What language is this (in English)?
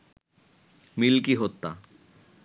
Bangla